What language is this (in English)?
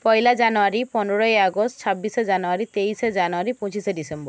Bangla